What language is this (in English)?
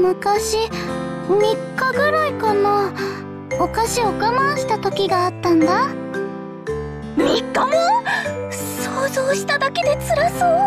Japanese